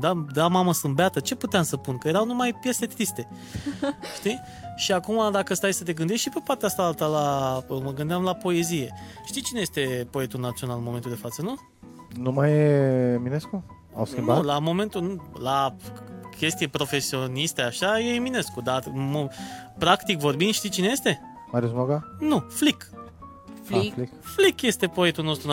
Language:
Romanian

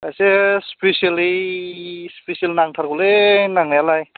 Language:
Bodo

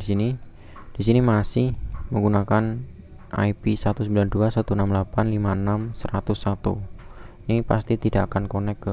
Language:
Indonesian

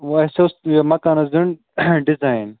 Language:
Kashmiri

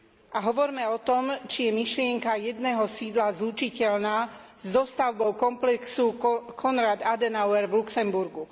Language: Slovak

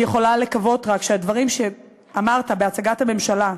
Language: Hebrew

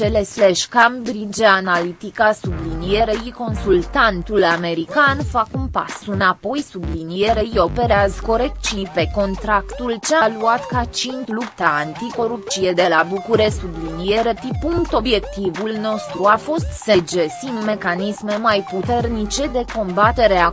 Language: Romanian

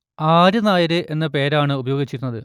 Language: Malayalam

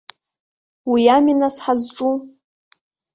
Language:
Abkhazian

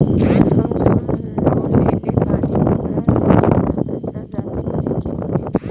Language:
Bhojpuri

